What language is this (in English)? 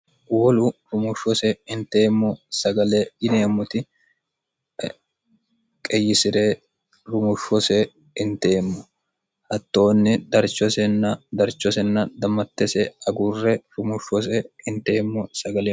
Sidamo